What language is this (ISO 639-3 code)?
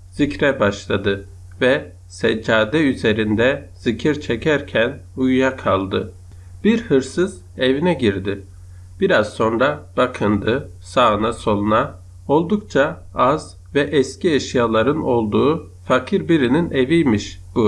tur